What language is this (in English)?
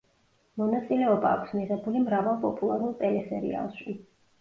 Georgian